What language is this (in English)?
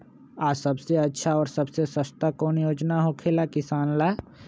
Magahi